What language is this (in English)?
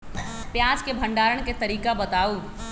Magahi